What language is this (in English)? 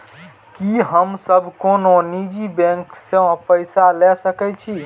Maithili